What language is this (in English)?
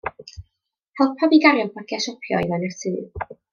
Welsh